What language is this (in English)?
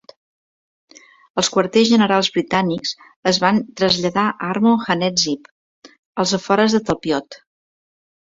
Catalan